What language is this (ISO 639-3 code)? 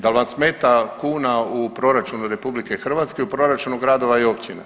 hrv